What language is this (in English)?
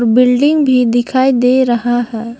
Hindi